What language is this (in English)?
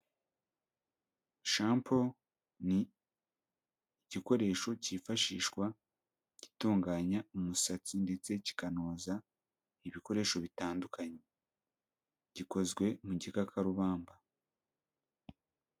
Kinyarwanda